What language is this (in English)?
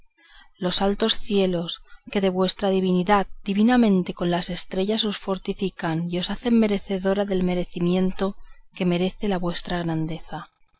Spanish